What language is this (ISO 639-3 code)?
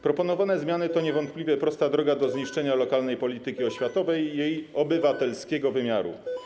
pol